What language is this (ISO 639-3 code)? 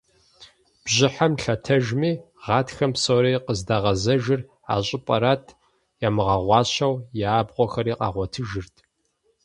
kbd